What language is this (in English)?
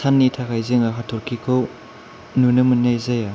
Bodo